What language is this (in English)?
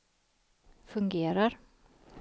Swedish